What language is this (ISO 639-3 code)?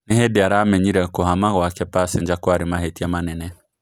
kik